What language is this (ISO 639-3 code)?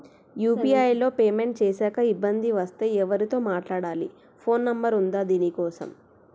tel